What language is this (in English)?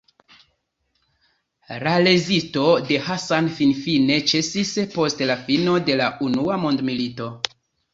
Esperanto